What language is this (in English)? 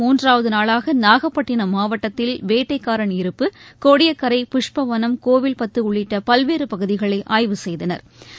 Tamil